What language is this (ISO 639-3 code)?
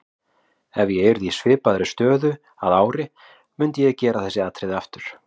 isl